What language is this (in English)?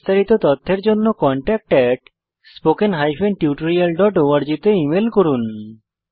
Bangla